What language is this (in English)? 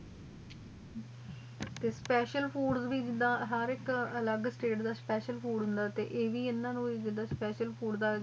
Punjabi